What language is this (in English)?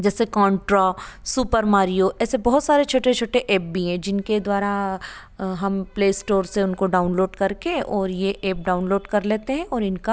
Hindi